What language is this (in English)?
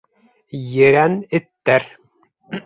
Bashkir